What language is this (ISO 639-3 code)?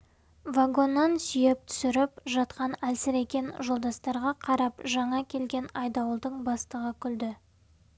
kaz